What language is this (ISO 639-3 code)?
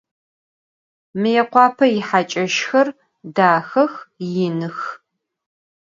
ady